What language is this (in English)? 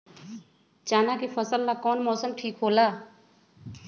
Magahi